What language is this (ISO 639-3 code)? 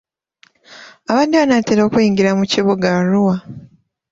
lug